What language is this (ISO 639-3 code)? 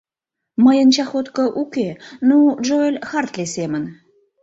chm